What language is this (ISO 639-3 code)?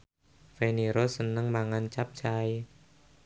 jav